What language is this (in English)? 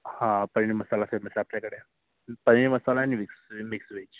Marathi